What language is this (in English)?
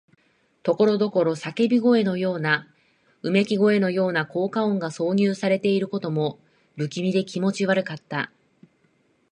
Japanese